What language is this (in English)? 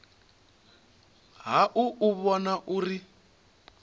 Venda